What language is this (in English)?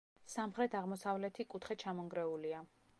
Georgian